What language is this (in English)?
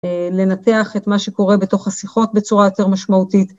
Hebrew